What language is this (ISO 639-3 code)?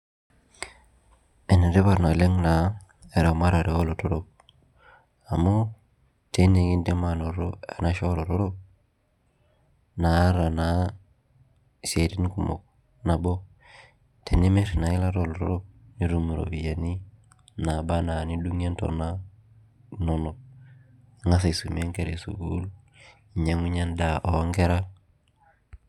mas